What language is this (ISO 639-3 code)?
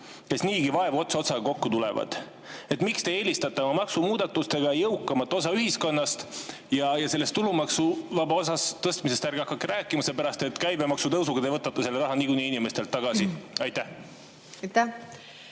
est